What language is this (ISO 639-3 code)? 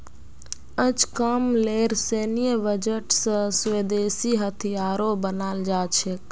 mag